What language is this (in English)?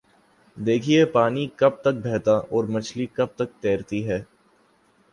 Urdu